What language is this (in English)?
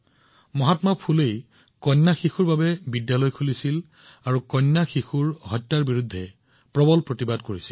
Assamese